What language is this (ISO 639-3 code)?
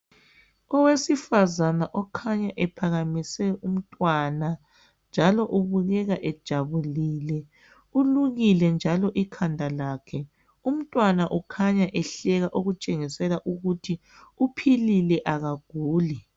nde